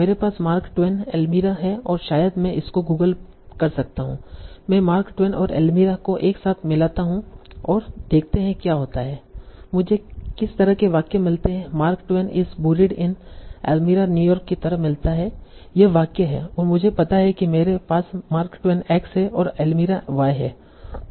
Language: Hindi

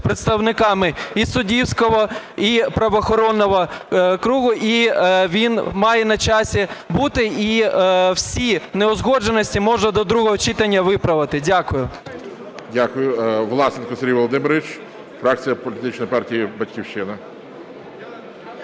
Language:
Ukrainian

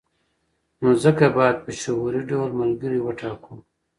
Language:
Pashto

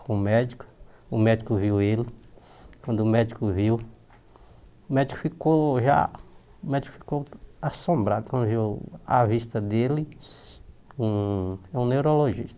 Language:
Portuguese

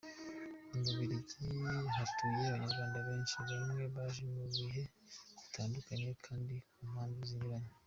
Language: Kinyarwanda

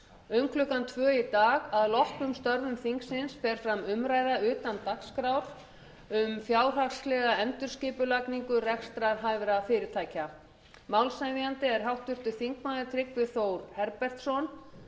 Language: Icelandic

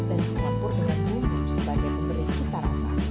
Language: Indonesian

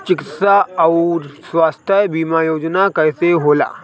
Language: Bhojpuri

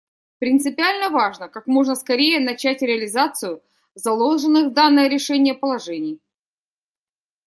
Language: Russian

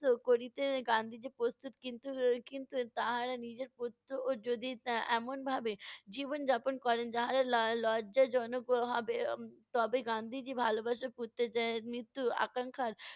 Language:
Bangla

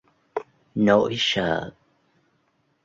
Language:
Vietnamese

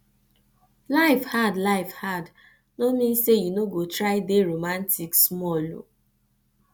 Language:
Nigerian Pidgin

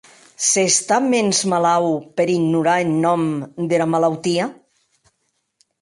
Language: Occitan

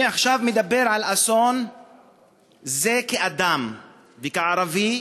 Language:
Hebrew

